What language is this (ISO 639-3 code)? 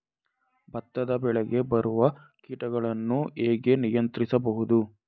kan